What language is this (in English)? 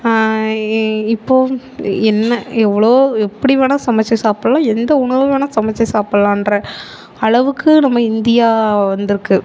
Tamil